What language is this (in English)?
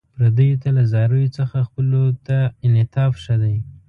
Pashto